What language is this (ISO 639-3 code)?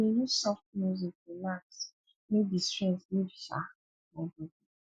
pcm